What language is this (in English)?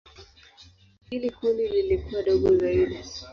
Swahili